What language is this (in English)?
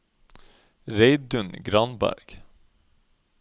Norwegian